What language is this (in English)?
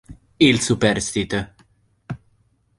Italian